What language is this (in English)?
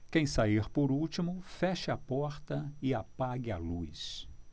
Portuguese